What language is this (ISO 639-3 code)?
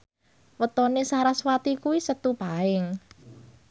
jav